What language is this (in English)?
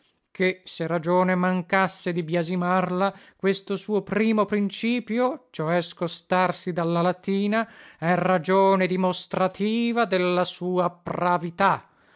Italian